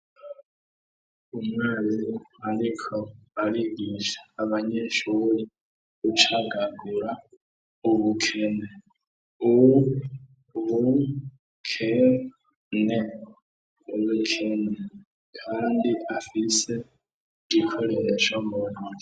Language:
Rundi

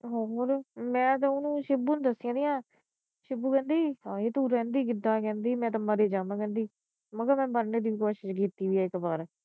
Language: Punjabi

